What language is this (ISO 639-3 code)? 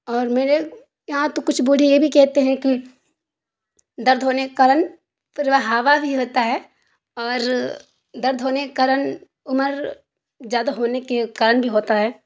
urd